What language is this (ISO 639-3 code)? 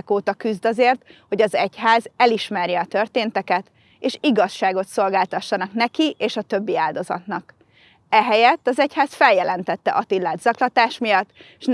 hun